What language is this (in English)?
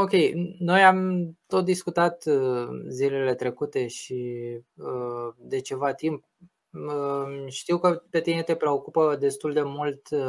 Romanian